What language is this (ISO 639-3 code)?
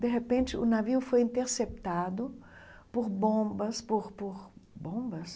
por